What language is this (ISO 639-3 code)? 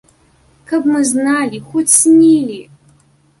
bel